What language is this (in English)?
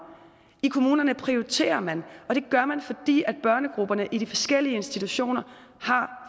Danish